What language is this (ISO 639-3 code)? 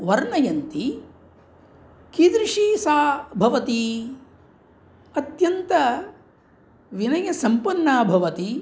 san